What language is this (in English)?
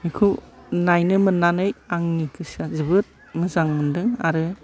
Bodo